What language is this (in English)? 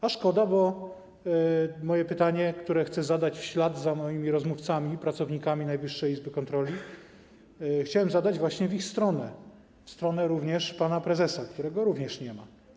Polish